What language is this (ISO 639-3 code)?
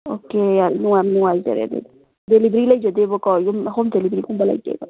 mni